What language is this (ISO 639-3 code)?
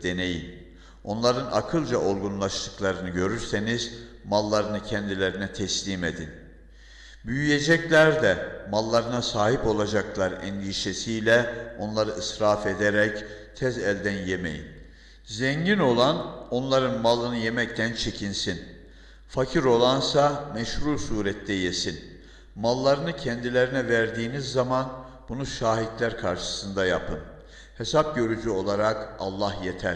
tur